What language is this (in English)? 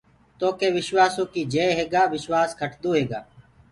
Gurgula